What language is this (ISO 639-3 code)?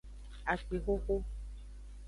ajg